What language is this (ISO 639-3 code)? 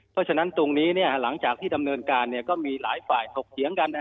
tha